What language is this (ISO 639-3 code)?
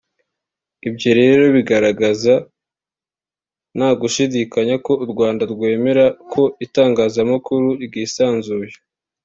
kin